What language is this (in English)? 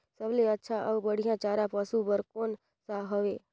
Chhattisgarhi